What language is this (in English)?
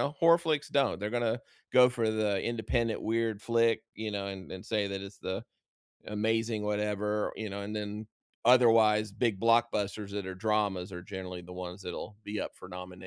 English